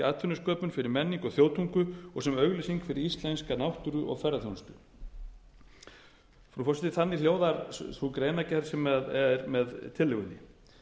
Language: Icelandic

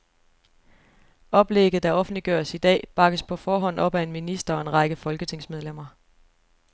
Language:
Danish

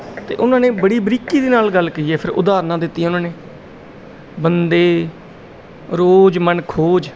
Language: Punjabi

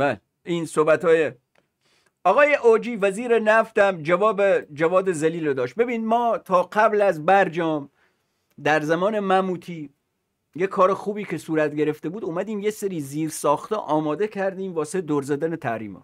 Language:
Persian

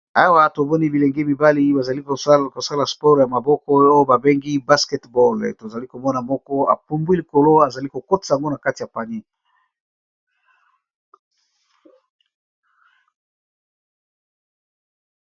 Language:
Lingala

